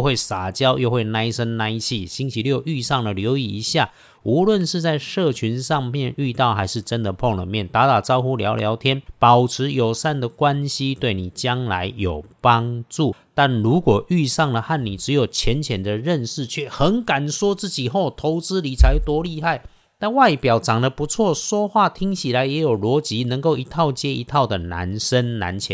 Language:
Chinese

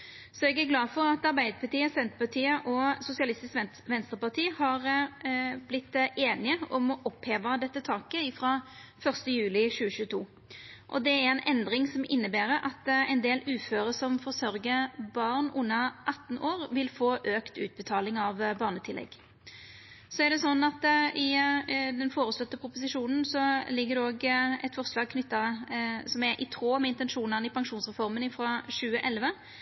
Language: Norwegian Nynorsk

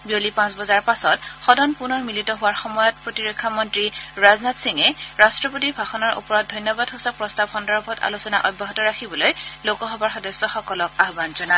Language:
Assamese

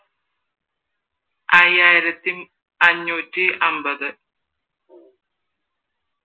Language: Malayalam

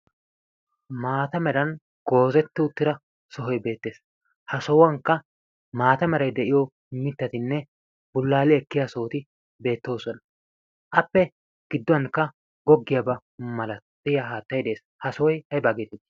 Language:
Wolaytta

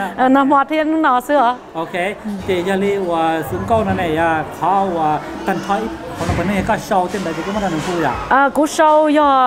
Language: Thai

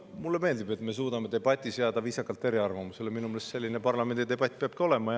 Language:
Estonian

